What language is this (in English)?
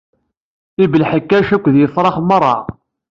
Kabyle